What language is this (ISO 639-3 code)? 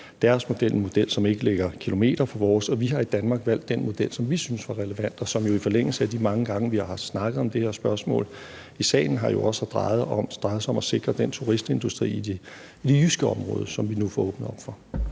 dan